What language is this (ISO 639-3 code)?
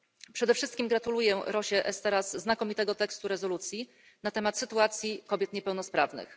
pol